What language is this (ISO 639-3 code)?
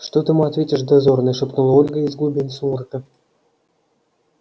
rus